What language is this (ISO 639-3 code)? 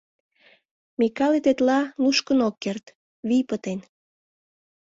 chm